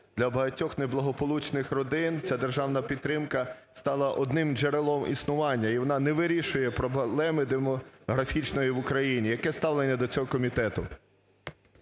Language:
Ukrainian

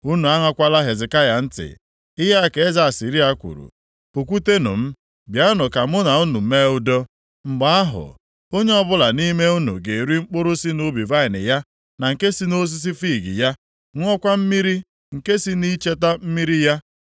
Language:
Igbo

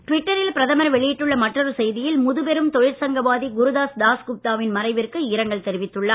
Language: Tamil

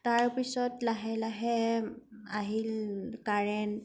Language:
Assamese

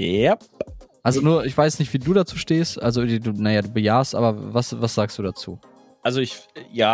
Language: German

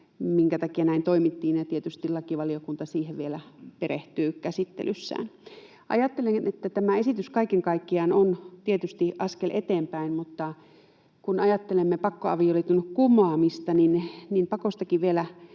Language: Finnish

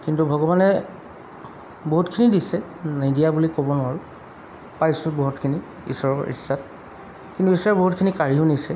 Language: Assamese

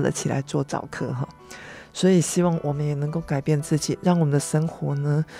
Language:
Chinese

